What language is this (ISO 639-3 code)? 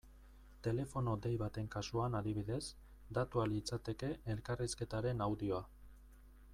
eus